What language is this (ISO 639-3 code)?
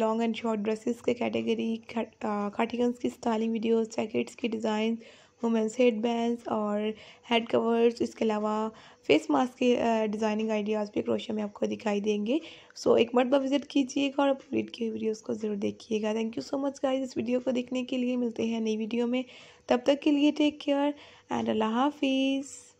hin